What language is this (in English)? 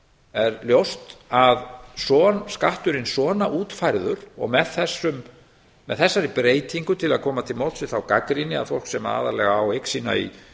Icelandic